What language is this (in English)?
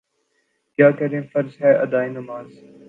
Urdu